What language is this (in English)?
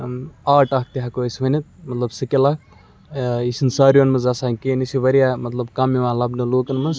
Kashmiri